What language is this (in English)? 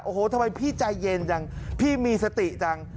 Thai